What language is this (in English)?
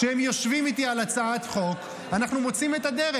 Hebrew